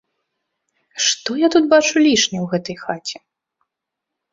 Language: Belarusian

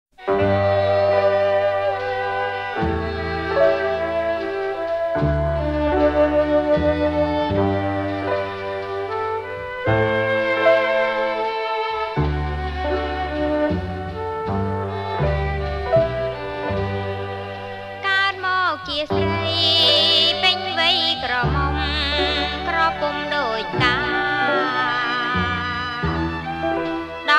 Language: Thai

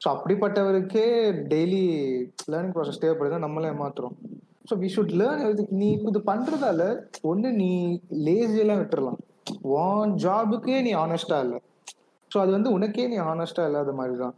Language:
Tamil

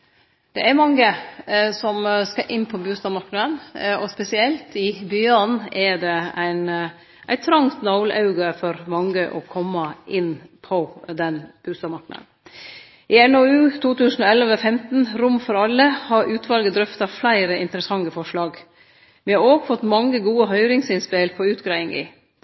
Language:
Norwegian Nynorsk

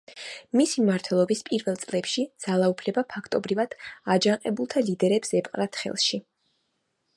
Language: Georgian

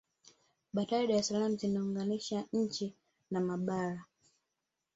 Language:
Swahili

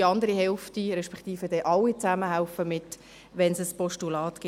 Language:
Swiss German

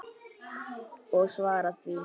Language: Icelandic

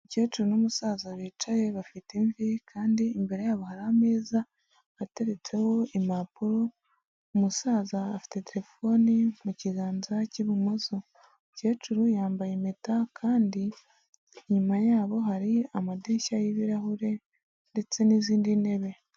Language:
Kinyarwanda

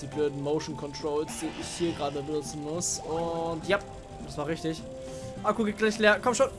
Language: German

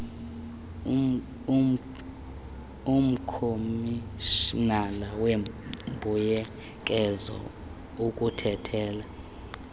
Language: Xhosa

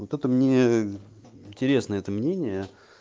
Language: Russian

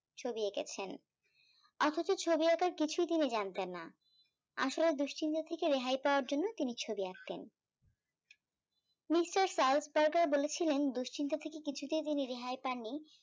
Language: Bangla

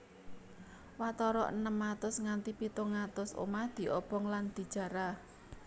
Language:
Javanese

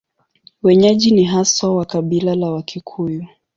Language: Swahili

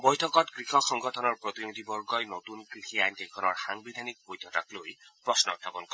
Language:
Assamese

